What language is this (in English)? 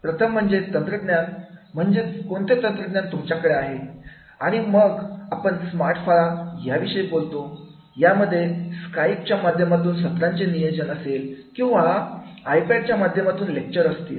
Marathi